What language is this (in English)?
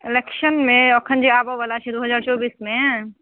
Maithili